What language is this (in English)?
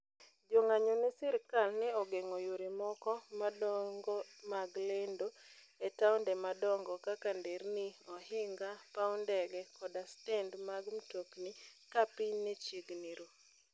Luo (Kenya and Tanzania)